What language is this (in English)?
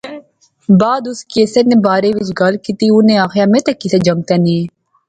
Pahari-Potwari